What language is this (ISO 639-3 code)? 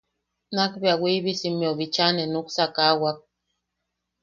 yaq